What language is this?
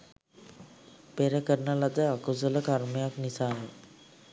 Sinhala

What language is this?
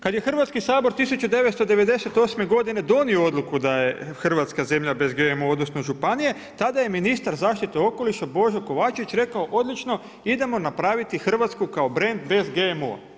Croatian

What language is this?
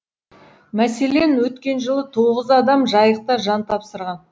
Kazakh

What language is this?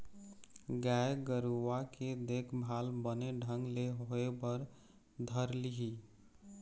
Chhattisgarhi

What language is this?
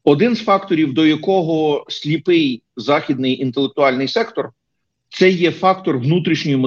Ukrainian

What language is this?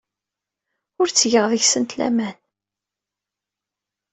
Kabyle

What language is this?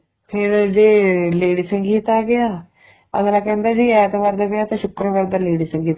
Punjabi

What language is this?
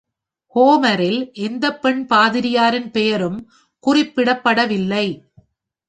Tamil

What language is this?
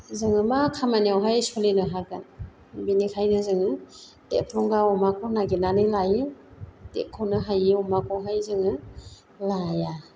Bodo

